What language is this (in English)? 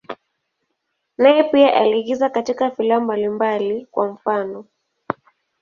Swahili